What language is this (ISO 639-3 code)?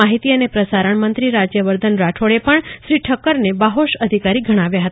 guj